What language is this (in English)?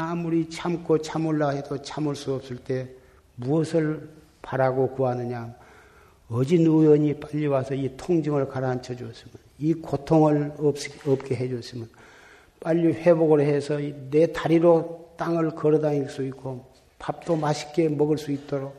Korean